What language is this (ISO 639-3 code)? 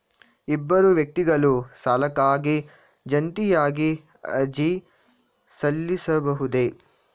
kan